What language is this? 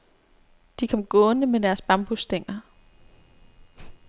Danish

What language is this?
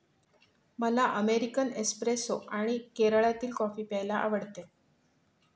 Marathi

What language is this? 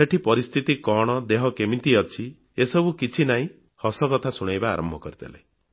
Odia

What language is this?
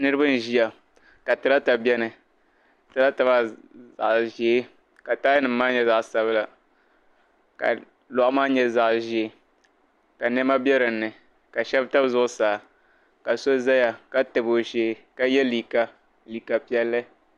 Dagbani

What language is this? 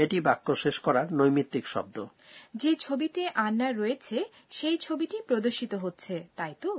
Bangla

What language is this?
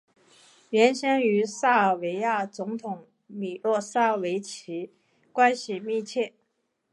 Chinese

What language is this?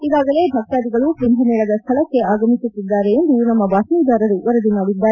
Kannada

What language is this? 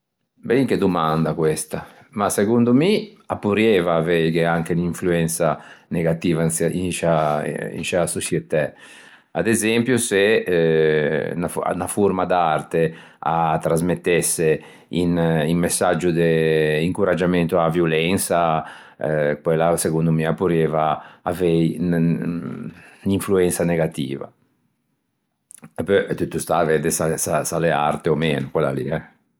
Ligurian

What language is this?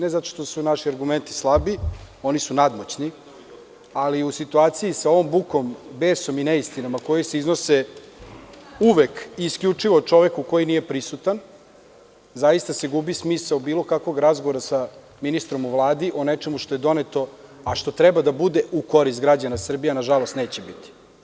Serbian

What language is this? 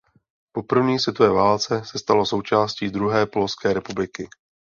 Czech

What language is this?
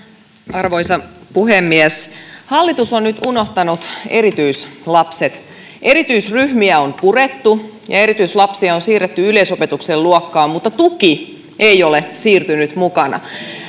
Finnish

